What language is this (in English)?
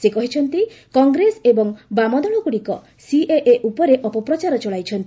Odia